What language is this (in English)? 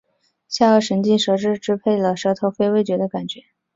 Chinese